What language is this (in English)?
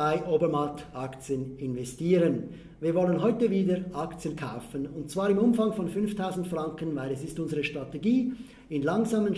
German